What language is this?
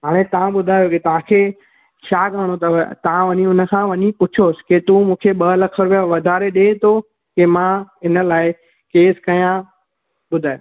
Sindhi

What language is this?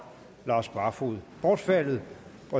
Danish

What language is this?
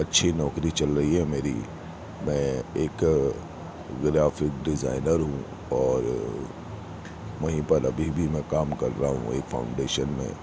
Urdu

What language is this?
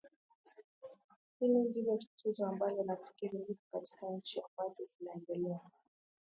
Swahili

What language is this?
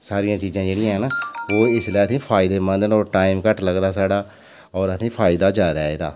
Dogri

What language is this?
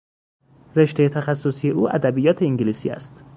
Persian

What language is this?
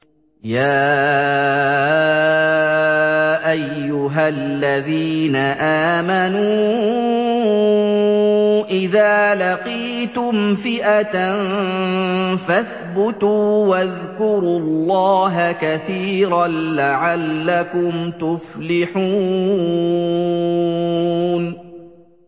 Arabic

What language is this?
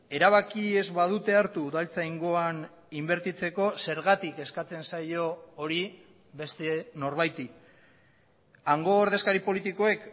Basque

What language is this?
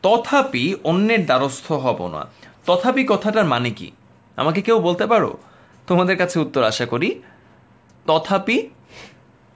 Bangla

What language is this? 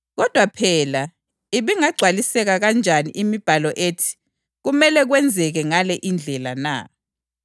North Ndebele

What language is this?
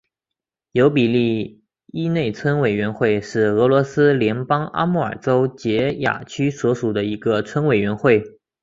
Chinese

